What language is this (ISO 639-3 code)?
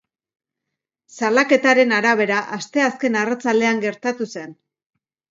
eus